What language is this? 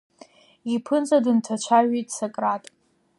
Abkhazian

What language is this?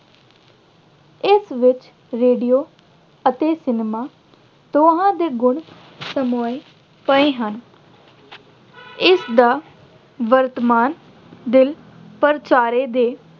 Punjabi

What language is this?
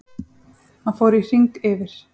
Icelandic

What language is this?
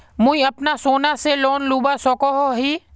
Magahi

